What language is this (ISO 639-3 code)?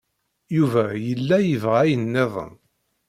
kab